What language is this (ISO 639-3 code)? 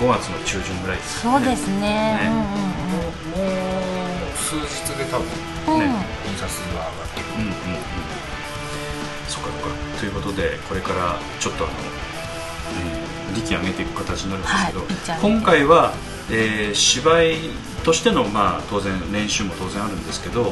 jpn